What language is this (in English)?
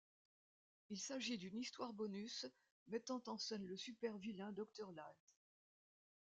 French